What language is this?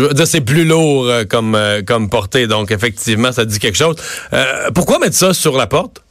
French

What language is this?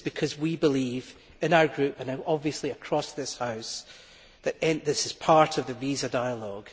English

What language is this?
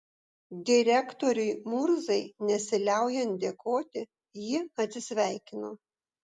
Lithuanian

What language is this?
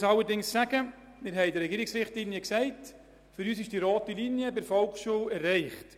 Swiss German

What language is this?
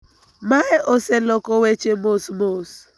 Luo (Kenya and Tanzania)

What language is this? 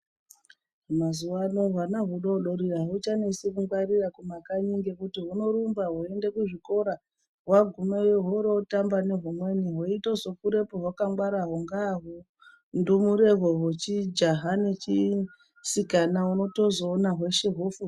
Ndau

